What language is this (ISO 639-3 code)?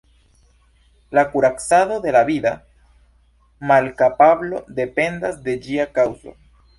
epo